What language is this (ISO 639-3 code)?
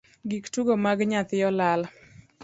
luo